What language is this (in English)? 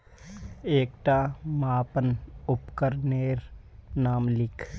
Magahi